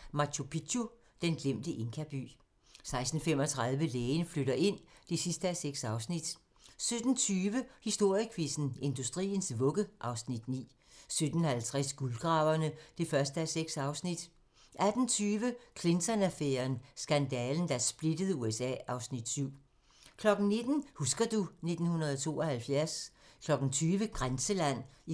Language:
Danish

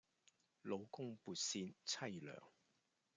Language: Cantonese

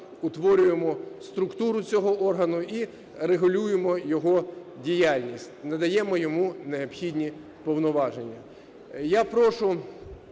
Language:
Ukrainian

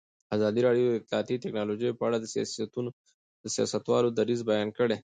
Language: Pashto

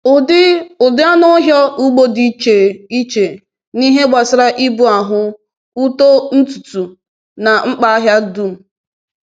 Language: Igbo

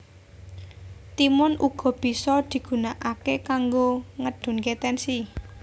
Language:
Javanese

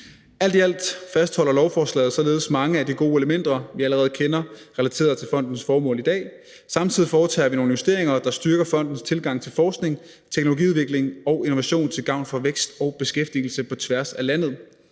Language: Danish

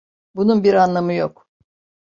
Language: Turkish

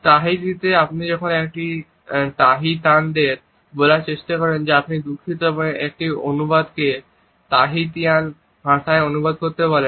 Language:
Bangla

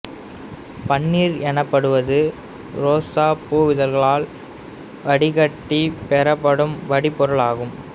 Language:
Tamil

